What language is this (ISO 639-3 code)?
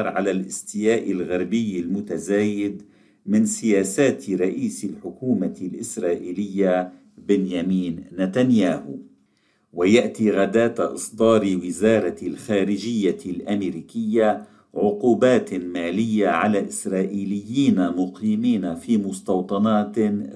ara